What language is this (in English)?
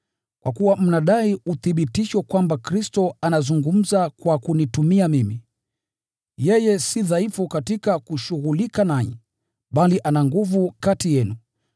Swahili